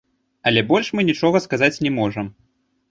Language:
Belarusian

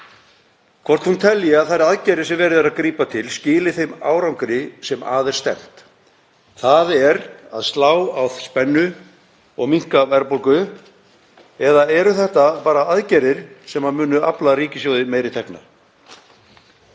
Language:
Icelandic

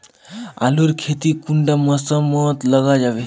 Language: Magahi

